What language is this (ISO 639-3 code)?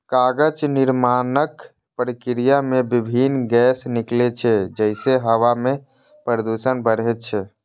mai